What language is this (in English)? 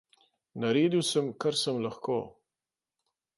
Slovenian